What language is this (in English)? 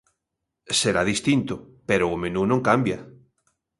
Galician